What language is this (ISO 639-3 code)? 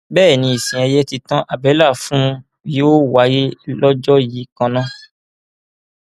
yor